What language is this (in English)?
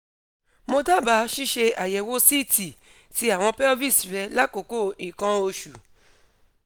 Yoruba